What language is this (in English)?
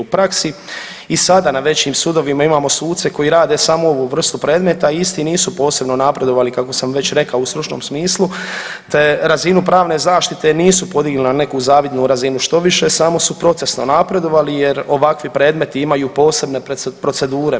Croatian